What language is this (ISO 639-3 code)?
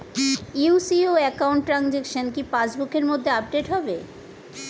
ben